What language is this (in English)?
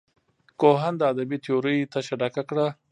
Pashto